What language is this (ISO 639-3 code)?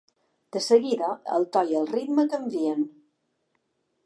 cat